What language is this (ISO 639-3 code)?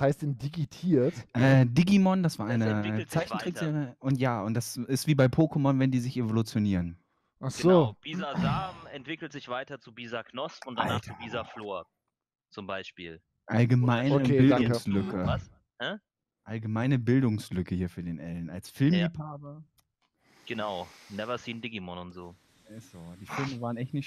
deu